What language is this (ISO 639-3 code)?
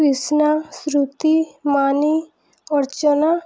ori